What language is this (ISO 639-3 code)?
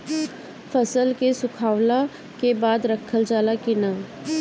bho